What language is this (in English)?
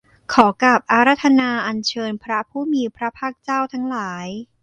Thai